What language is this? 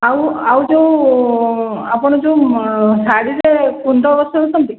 Odia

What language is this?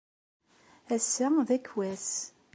Kabyle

